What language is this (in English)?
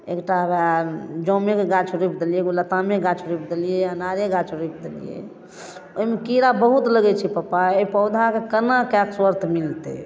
Maithili